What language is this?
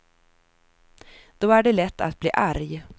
Swedish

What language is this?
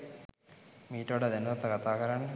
Sinhala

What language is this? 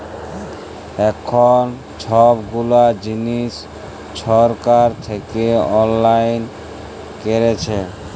Bangla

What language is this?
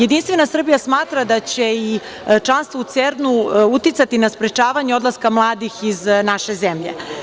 Serbian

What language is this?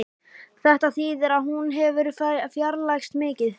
Icelandic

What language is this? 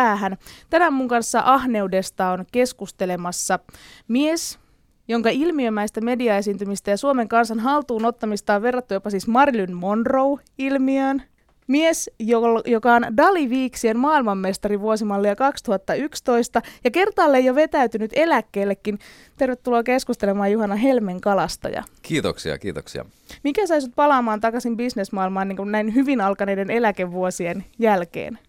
Finnish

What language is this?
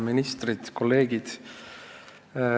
Estonian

